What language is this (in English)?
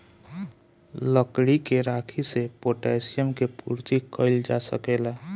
Bhojpuri